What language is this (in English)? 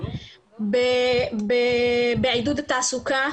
Hebrew